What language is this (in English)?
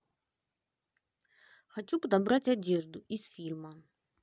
Russian